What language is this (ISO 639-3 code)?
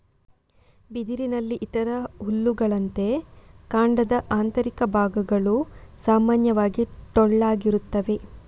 kan